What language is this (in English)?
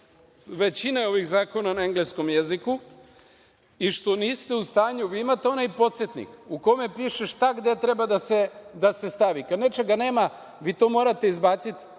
Serbian